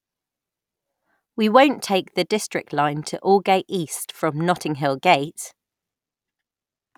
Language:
English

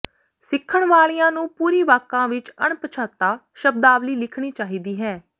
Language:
Punjabi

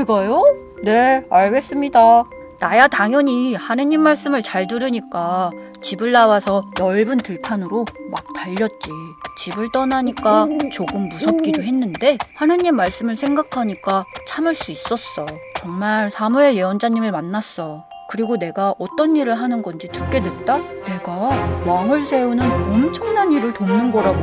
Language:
Korean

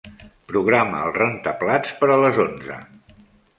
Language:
Catalan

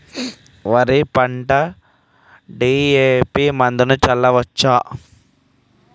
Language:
Telugu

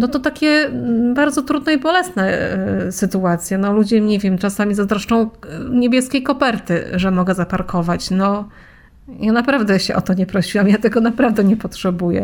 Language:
Polish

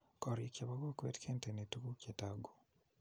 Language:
Kalenjin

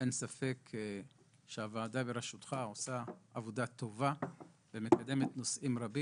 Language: Hebrew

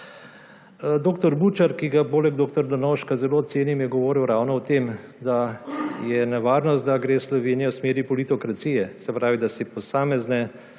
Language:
Slovenian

